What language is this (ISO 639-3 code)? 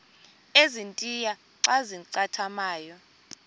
xho